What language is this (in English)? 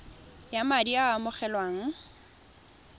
Tswana